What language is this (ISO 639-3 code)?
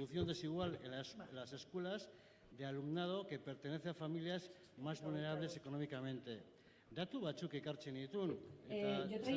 spa